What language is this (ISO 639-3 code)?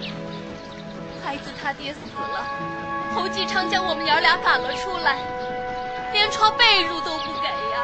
zho